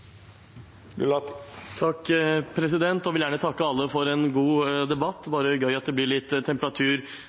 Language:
Norwegian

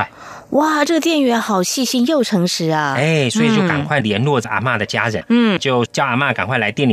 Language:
Chinese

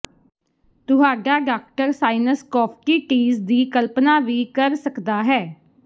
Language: Punjabi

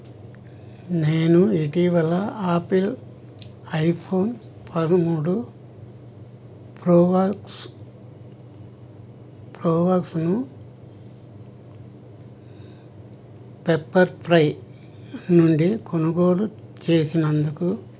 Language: Telugu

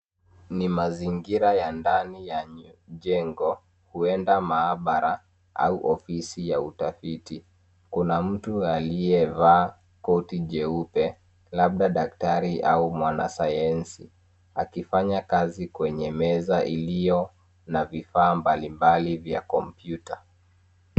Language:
Swahili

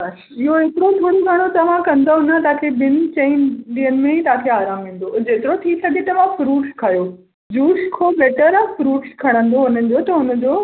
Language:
Sindhi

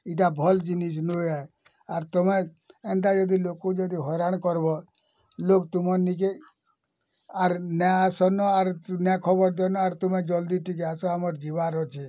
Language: Odia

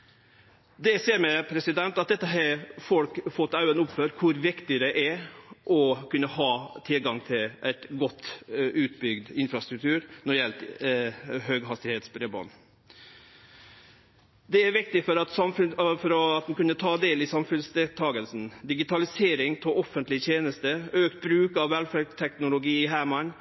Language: Norwegian Nynorsk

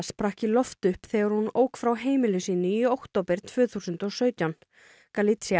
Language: Icelandic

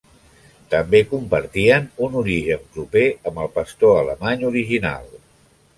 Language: Catalan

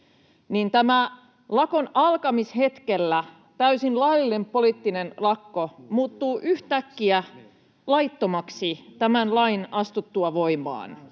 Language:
Finnish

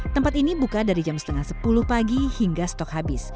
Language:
Indonesian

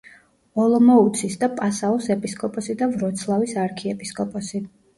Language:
Georgian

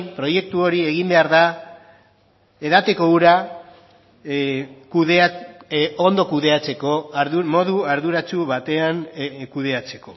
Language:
Basque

